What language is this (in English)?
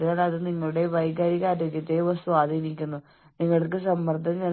Malayalam